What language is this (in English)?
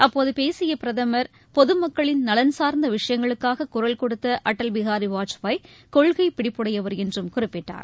Tamil